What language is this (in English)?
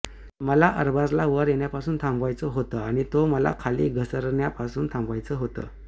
Marathi